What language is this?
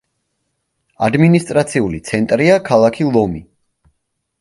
Georgian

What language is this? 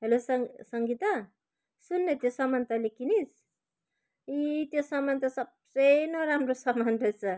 Nepali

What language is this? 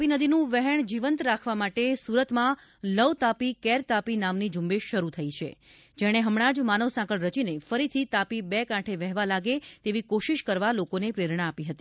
Gujarati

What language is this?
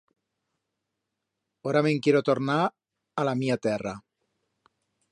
Aragonese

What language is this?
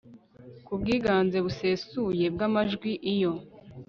Kinyarwanda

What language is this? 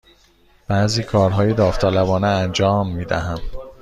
Persian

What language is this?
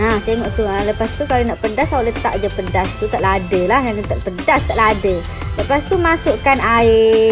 Malay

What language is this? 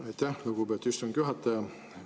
Estonian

